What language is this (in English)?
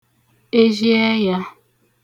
Igbo